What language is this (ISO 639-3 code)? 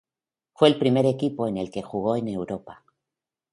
spa